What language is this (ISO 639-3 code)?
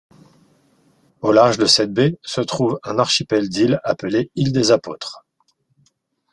fra